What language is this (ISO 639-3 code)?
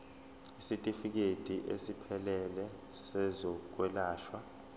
zul